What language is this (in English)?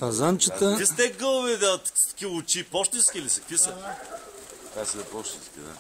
Bulgarian